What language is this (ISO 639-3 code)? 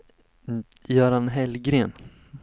swe